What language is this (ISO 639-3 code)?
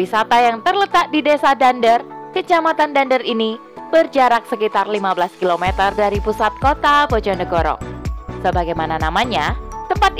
ind